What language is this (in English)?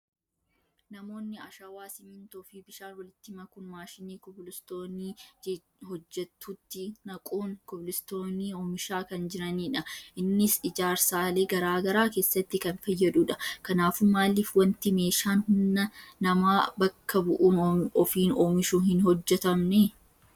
Oromo